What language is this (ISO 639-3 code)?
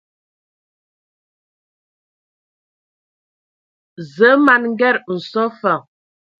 ewo